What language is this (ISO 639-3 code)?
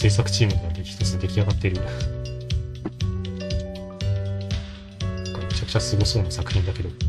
jpn